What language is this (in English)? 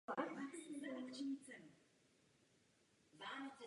Czech